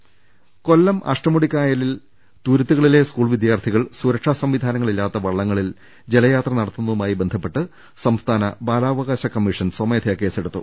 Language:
Malayalam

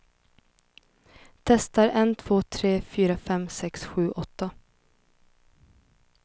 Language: Swedish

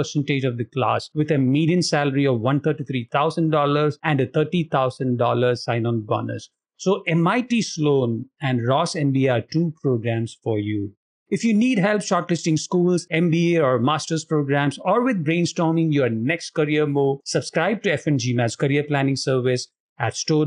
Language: English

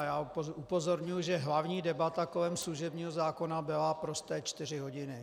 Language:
Czech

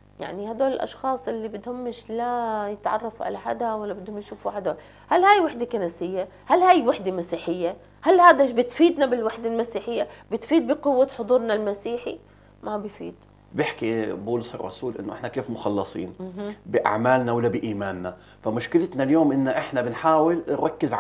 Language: Arabic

